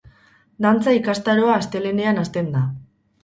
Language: Basque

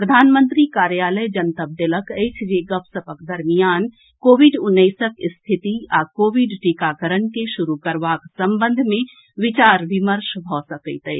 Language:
Maithili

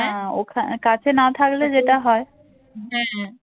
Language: Bangla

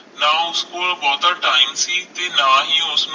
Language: Punjabi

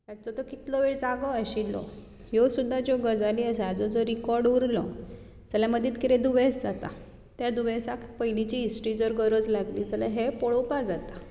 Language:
Konkani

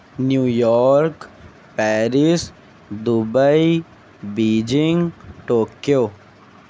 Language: Urdu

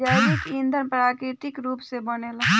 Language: Bhojpuri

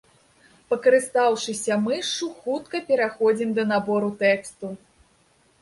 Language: Belarusian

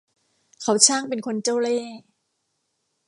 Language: Thai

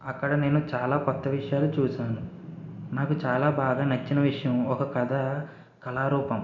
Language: Telugu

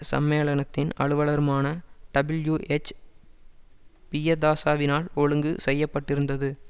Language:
Tamil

